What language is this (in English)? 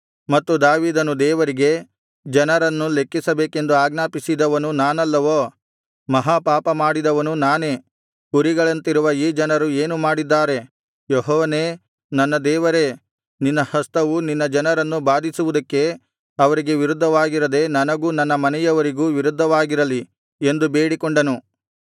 Kannada